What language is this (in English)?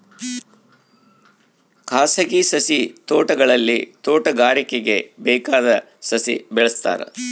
Kannada